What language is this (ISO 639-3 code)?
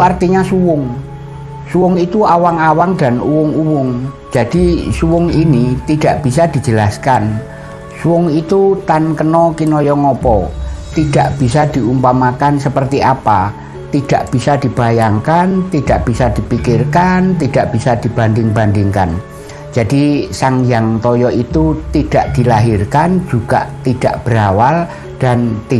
ind